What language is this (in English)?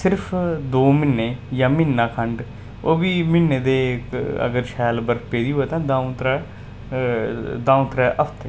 Dogri